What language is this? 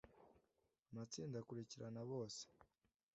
Kinyarwanda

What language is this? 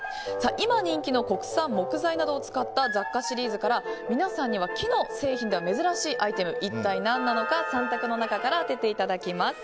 Japanese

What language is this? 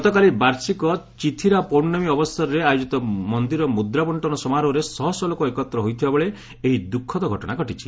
Odia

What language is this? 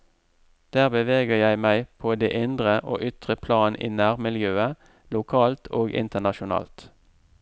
Norwegian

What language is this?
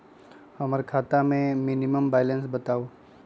Magahi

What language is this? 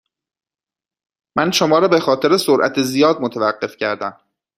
Persian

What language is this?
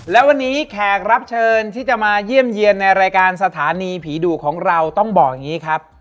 Thai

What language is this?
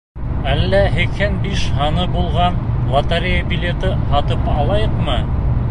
Bashkir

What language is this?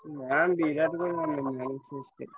Odia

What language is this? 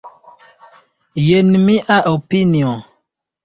Esperanto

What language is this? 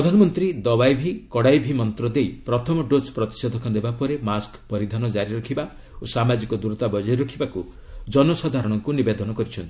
Odia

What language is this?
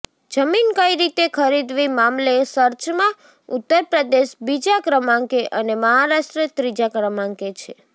Gujarati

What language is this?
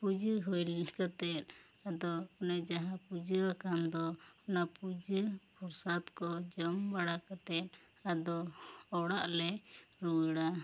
Santali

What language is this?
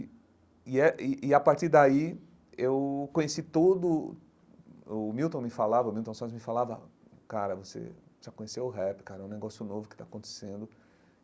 Portuguese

